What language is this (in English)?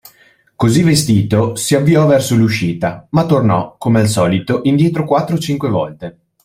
Italian